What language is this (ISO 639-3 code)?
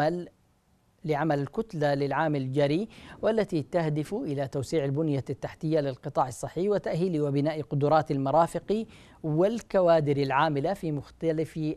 ara